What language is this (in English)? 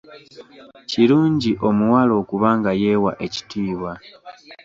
Ganda